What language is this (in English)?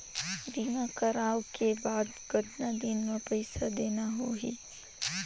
Chhattisgarhi